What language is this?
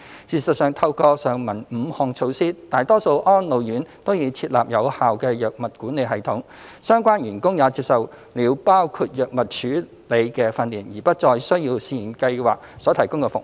Cantonese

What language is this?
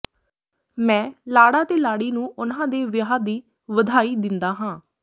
Punjabi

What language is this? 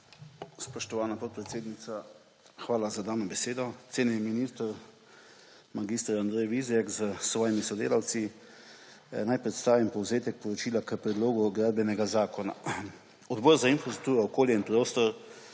Slovenian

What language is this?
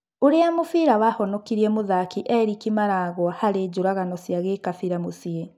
Kikuyu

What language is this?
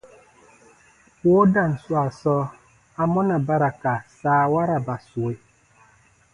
Baatonum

